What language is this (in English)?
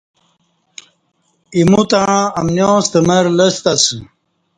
Kati